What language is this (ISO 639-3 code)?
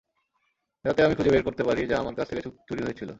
ben